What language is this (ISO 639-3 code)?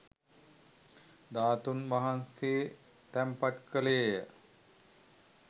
sin